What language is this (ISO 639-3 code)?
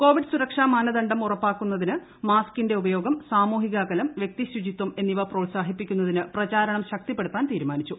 mal